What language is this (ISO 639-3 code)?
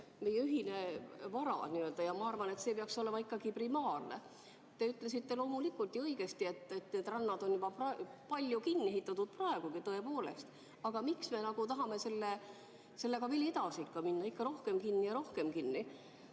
est